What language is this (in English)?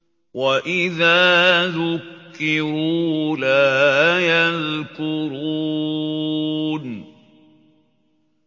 Arabic